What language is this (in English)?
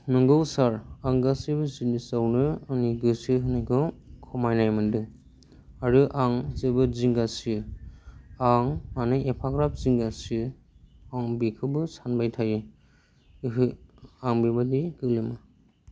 Bodo